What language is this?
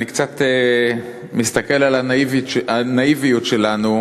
Hebrew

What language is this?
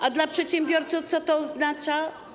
Polish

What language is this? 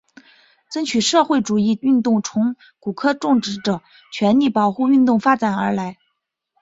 Chinese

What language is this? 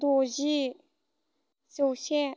Bodo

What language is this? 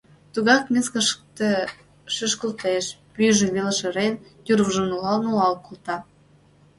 Mari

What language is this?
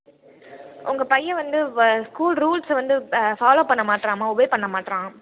Tamil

